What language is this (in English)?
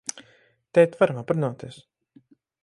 Latvian